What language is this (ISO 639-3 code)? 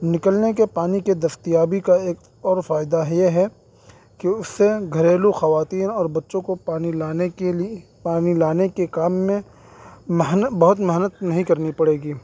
urd